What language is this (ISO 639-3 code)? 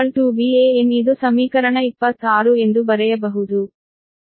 kan